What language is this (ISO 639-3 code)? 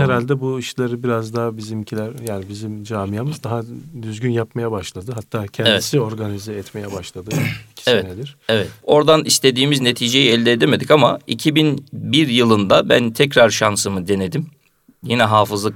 tur